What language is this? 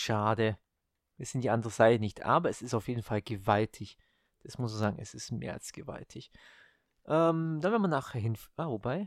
German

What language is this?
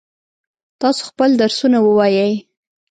Pashto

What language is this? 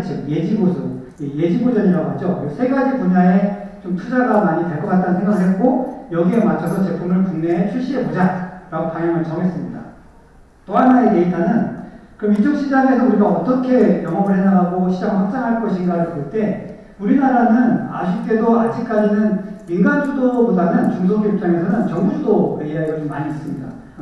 Korean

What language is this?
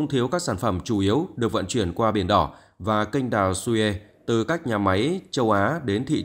Vietnamese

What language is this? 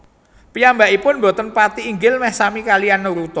Javanese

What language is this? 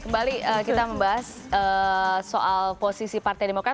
Indonesian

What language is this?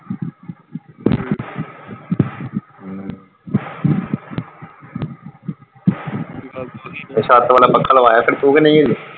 Punjabi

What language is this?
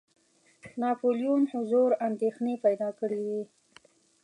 Pashto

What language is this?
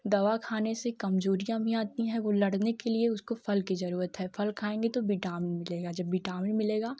Hindi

